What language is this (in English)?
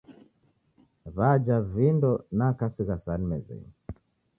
Taita